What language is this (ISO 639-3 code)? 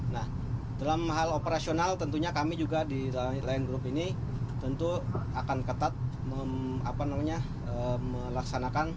ind